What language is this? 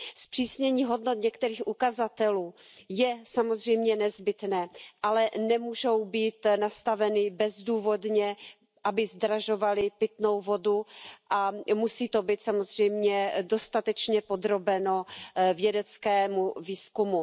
Czech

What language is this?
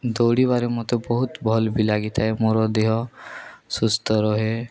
Odia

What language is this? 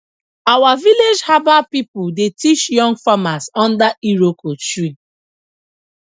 Nigerian Pidgin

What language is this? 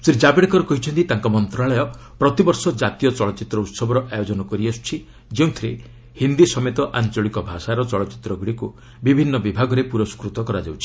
Odia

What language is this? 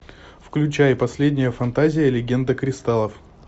Russian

